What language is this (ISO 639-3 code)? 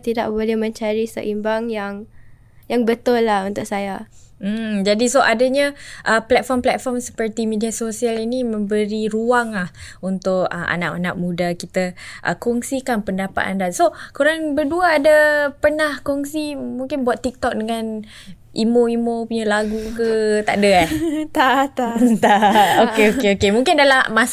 msa